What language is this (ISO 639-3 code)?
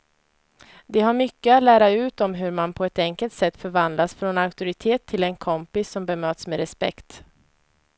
swe